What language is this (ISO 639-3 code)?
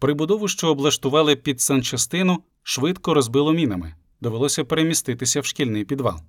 ukr